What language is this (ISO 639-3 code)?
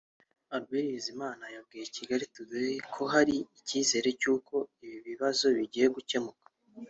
kin